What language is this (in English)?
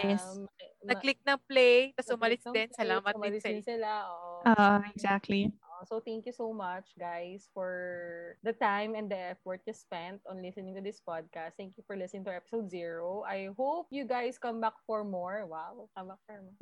Filipino